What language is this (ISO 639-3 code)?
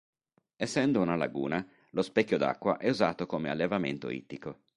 ita